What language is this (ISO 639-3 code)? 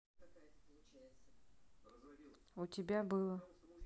rus